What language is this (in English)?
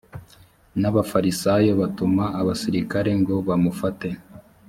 Kinyarwanda